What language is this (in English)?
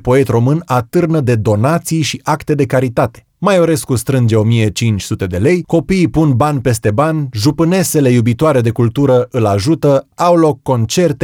Romanian